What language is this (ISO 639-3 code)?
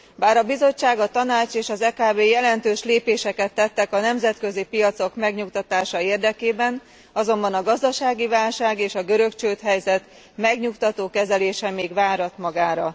hun